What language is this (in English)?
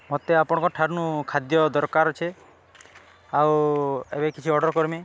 Odia